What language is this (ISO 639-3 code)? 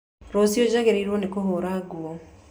kik